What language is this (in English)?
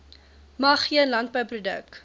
Afrikaans